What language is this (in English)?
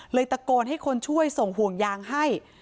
Thai